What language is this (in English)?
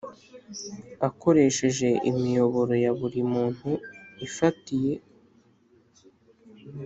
Kinyarwanda